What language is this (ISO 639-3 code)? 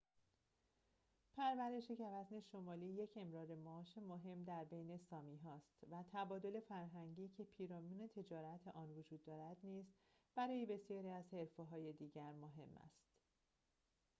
fas